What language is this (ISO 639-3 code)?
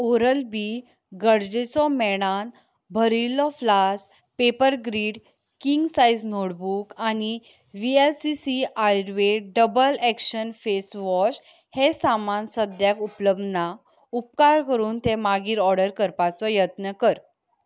kok